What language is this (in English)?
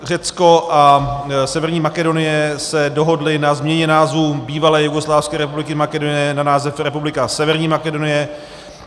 Czech